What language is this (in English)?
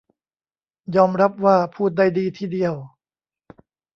Thai